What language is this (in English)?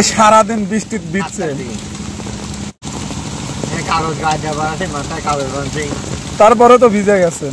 Turkish